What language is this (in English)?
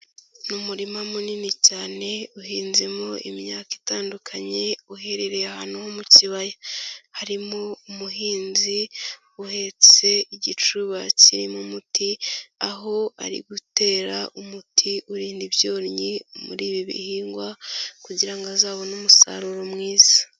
Kinyarwanda